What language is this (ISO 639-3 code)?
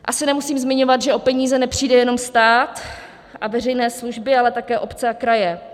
ces